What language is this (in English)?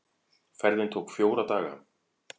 Icelandic